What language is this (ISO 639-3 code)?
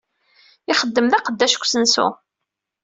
kab